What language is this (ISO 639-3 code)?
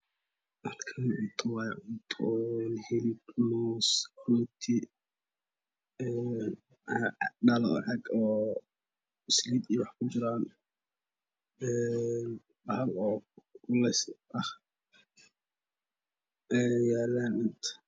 som